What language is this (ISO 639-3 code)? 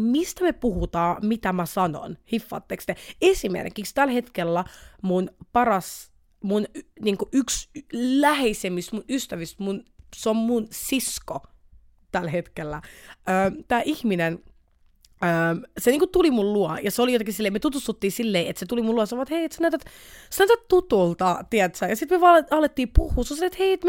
fin